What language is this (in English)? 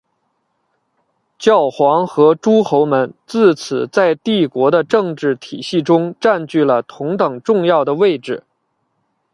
Chinese